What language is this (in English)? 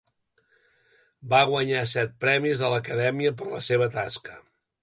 Catalan